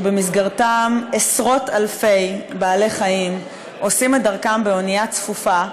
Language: Hebrew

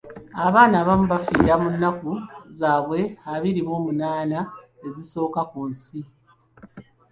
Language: Ganda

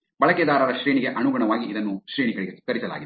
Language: Kannada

